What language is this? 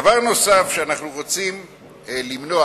Hebrew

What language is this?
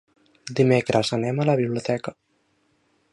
Catalan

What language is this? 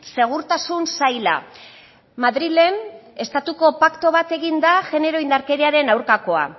Basque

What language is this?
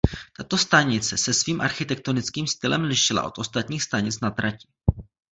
Czech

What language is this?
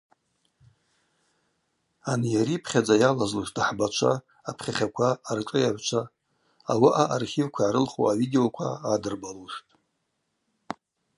Abaza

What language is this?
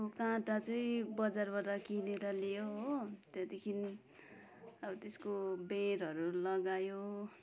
Nepali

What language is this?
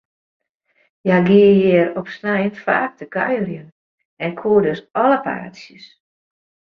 Western Frisian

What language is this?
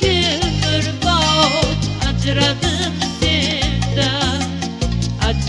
Romanian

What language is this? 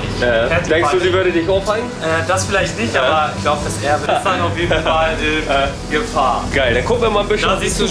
German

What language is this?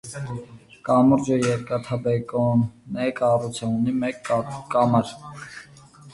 Armenian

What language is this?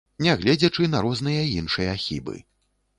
Belarusian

